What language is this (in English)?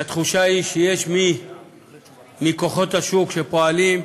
Hebrew